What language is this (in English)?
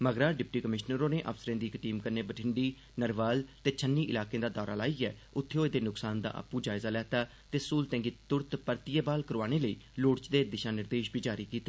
Dogri